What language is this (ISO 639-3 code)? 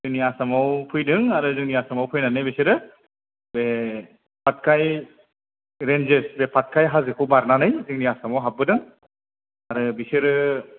brx